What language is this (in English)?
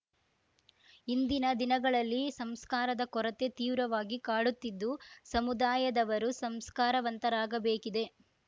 Kannada